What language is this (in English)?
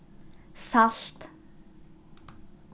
Faroese